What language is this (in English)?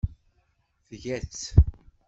Kabyle